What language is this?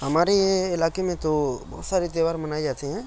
Urdu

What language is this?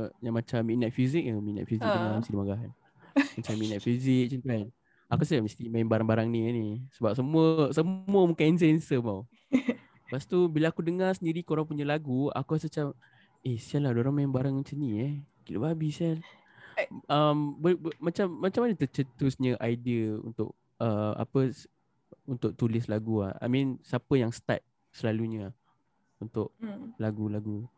Malay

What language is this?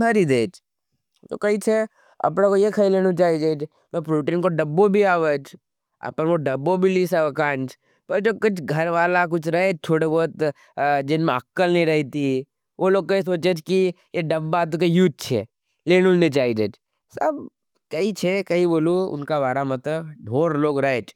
Nimadi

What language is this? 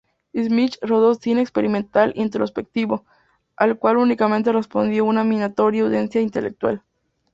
Spanish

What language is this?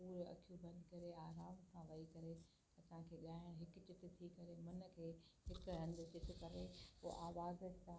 Sindhi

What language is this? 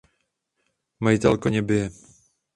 Czech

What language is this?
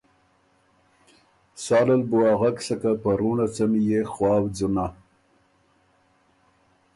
Ormuri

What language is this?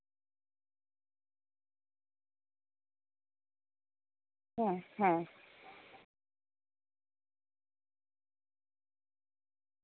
Santali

